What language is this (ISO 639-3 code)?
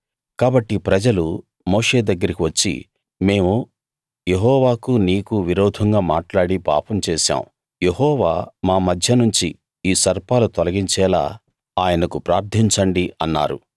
tel